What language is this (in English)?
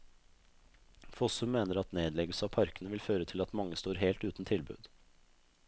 Norwegian